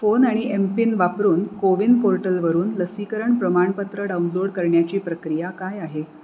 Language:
Marathi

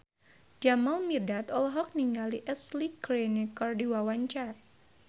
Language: Sundanese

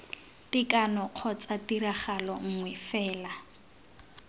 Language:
Tswana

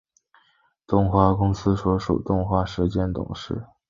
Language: Chinese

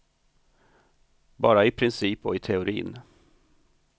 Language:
Swedish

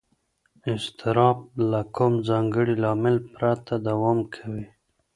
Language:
Pashto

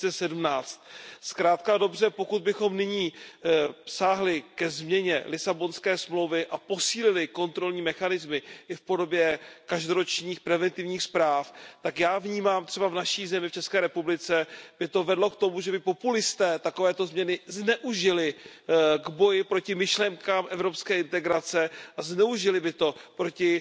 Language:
Czech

